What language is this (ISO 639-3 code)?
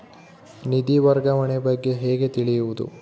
kan